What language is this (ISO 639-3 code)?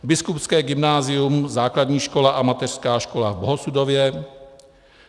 ces